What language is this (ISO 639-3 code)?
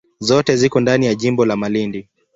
swa